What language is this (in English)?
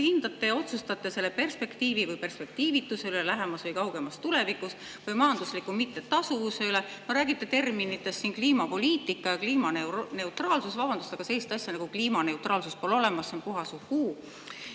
Estonian